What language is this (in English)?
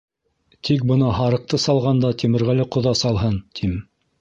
Bashkir